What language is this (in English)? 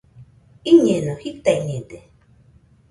Nüpode Huitoto